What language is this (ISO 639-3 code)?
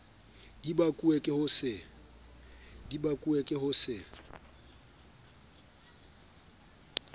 sot